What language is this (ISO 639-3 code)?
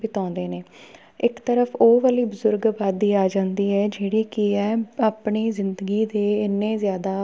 pan